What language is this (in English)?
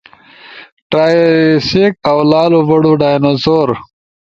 Ushojo